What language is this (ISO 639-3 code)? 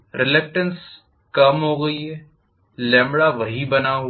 hin